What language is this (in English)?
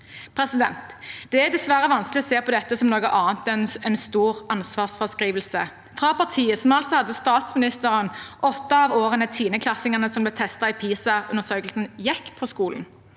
Norwegian